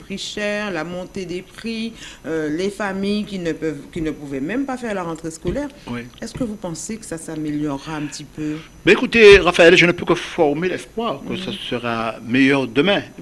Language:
French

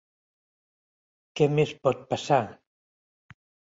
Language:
Catalan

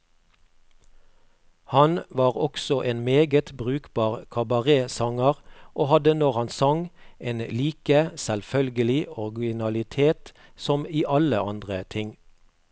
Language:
Norwegian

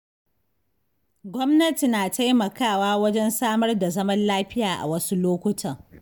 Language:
Hausa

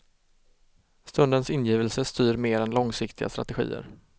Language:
Swedish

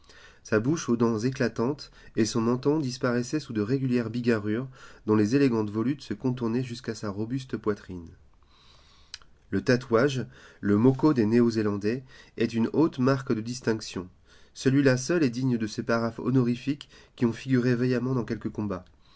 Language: French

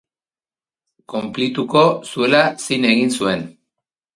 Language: Basque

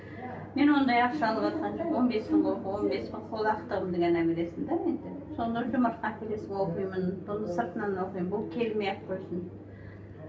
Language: Kazakh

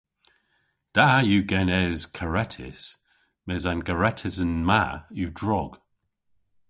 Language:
Cornish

